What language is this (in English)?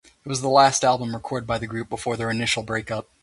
English